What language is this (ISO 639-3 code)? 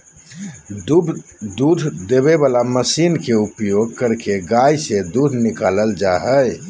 mag